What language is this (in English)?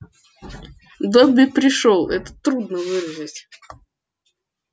Russian